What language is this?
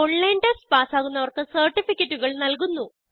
Malayalam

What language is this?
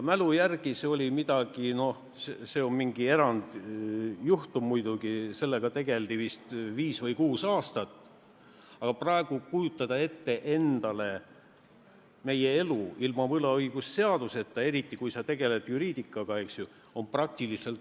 Estonian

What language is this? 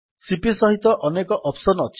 Odia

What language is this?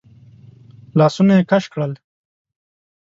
Pashto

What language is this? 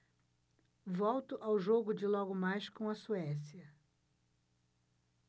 Portuguese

